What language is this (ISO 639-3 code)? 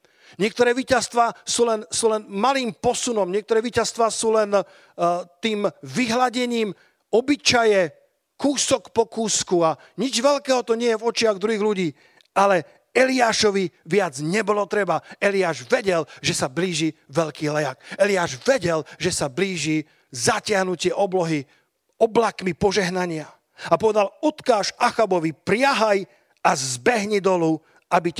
slk